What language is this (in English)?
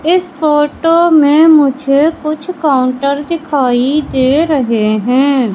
Hindi